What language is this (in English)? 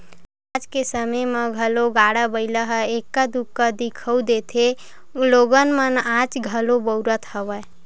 Chhattisgarhi